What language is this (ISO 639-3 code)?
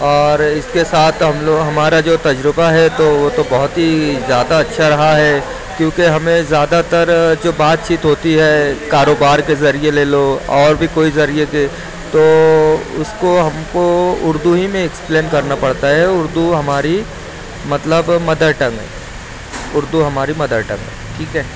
urd